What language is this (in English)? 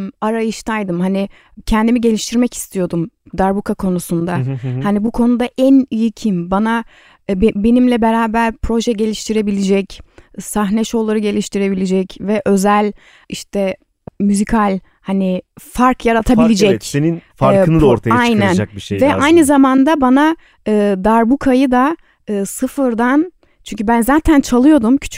Turkish